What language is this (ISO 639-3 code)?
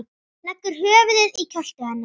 isl